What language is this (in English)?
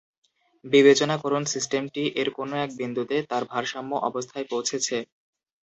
Bangla